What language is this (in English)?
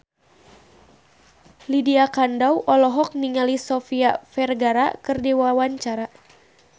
Sundanese